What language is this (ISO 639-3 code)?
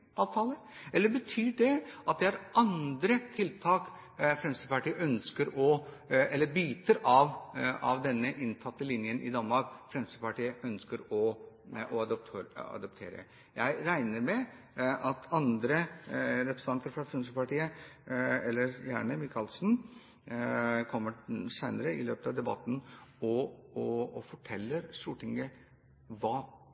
nob